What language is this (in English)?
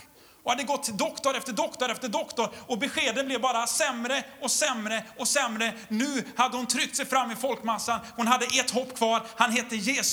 Swedish